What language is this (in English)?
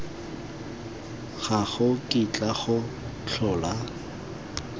Tswana